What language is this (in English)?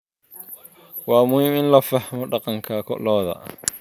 Somali